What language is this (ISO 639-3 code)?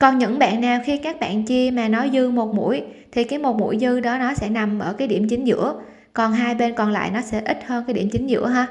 vie